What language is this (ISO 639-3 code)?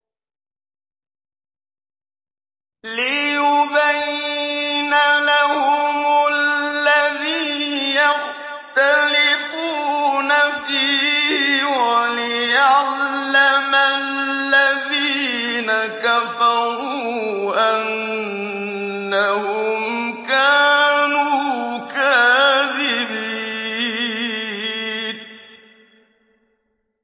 ara